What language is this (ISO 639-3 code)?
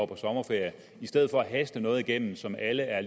dan